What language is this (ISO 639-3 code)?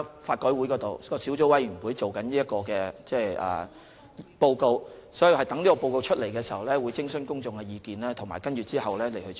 yue